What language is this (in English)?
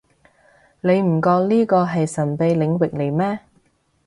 Cantonese